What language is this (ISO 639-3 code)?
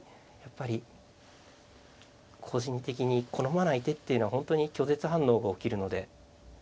jpn